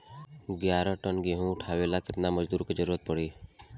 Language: Bhojpuri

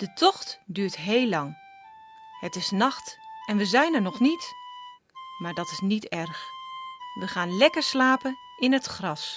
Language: Dutch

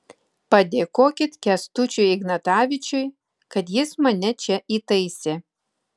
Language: Lithuanian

